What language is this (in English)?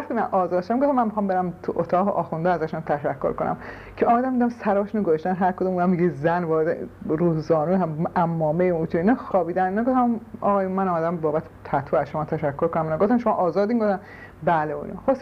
Persian